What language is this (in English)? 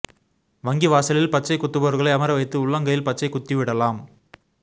Tamil